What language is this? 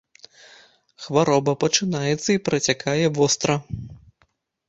Belarusian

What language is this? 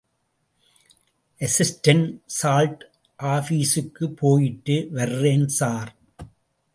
Tamil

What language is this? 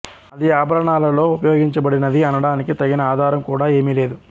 Telugu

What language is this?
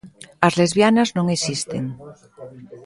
Galician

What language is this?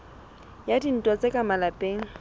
Southern Sotho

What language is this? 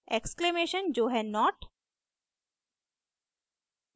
Hindi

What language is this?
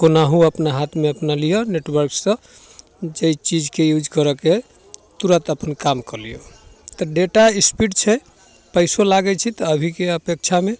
Maithili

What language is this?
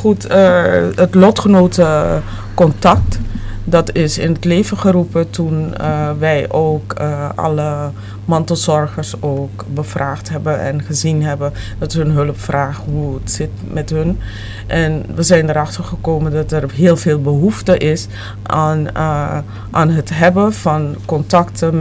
Dutch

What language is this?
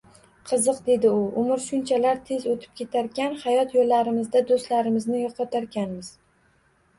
Uzbek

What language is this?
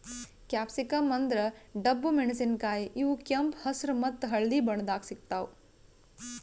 Kannada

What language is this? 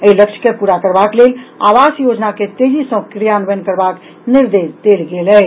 Maithili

